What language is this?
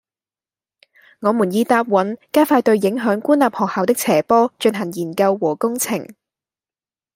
Cantonese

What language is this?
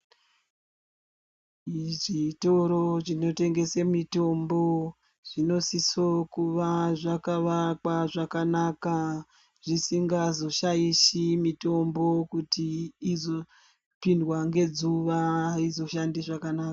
Ndau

